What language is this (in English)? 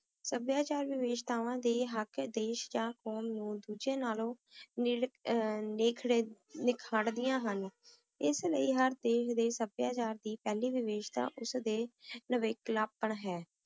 Punjabi